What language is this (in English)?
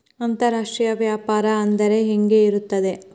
Kannada